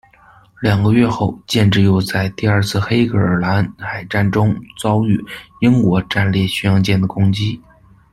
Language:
Chinese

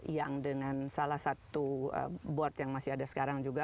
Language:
Indonesian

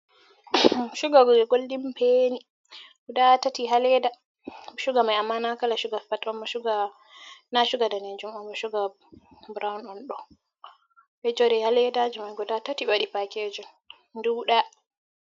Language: Fula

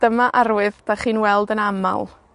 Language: Welsh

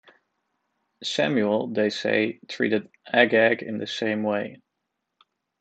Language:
English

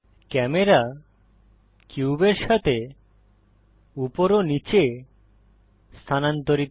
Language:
Bangla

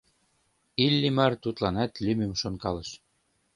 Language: Mari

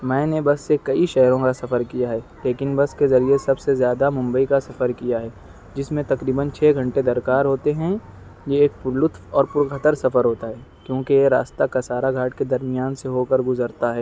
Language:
Urdu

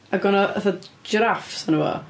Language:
Welsh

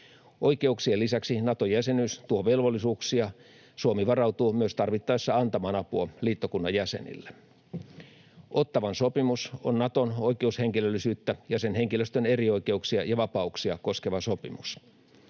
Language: Finnish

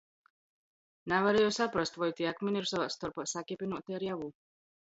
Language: Latgalian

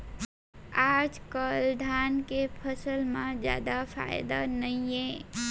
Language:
Chhattisgarhi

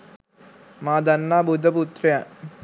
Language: Sinhala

